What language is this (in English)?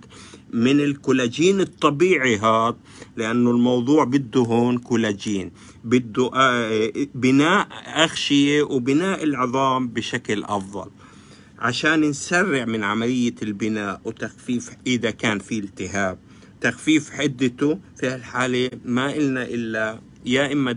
Arabic